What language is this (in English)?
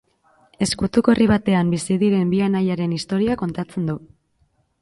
Basque